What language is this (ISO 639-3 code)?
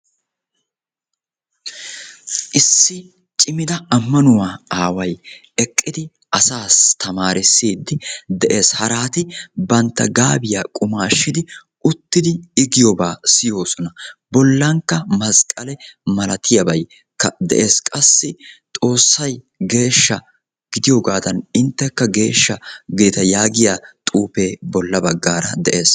wal